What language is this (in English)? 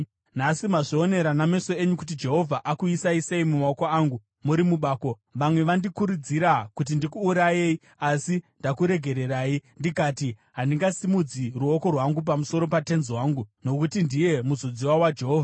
Shona